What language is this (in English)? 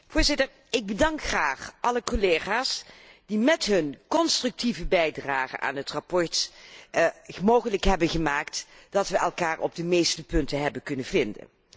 Dutch